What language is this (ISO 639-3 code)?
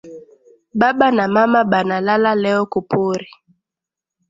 swa